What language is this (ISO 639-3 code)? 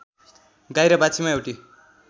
nep